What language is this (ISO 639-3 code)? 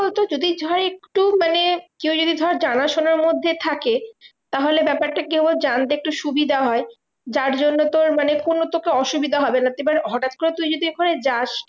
ben